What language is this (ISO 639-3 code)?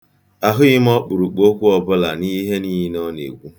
ibo